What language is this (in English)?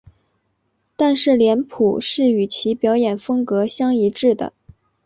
Chinese